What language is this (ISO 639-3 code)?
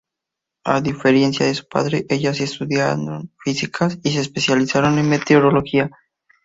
spa